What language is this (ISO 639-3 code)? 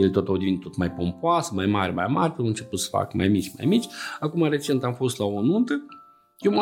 ron